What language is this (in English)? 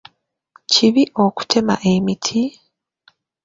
Ganda